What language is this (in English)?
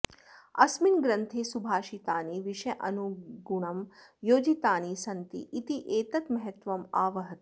Sanskrit